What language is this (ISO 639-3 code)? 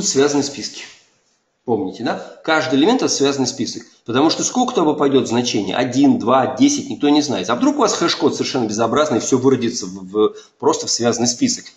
rus